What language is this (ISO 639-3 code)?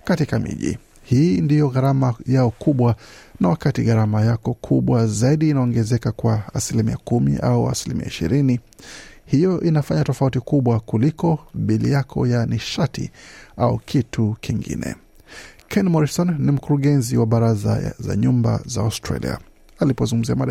swa